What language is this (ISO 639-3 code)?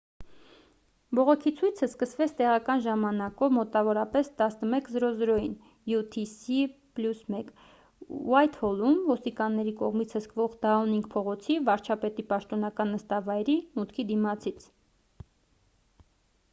hye